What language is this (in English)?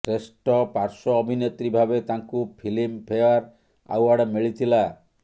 Odia